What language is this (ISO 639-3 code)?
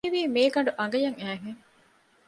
div